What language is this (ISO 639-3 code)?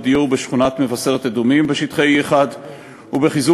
heb